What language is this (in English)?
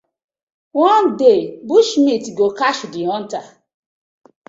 Nigerian Pidgin